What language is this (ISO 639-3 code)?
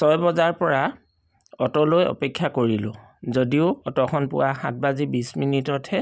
asm